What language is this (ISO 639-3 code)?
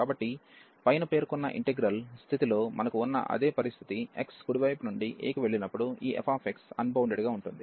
tel